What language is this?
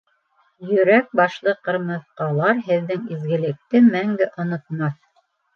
Bashkir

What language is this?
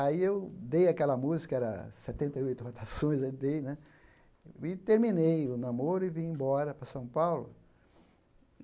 Portuguese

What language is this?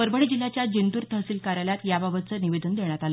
Marathi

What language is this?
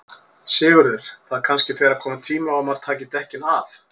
Icelandic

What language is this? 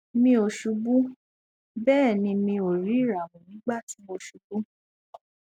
Yoruba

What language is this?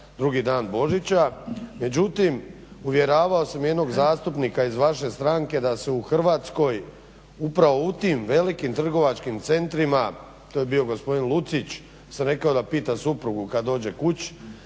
Croatian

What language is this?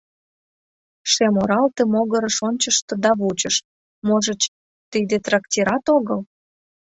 Mari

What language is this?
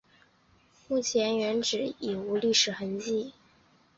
Chinese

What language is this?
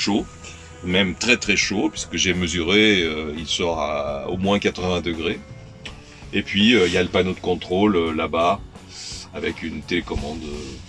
French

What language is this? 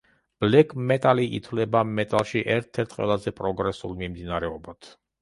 Georgian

